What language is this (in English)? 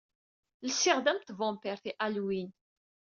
Kabyle